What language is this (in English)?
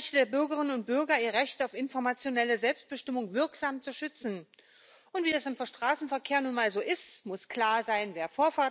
German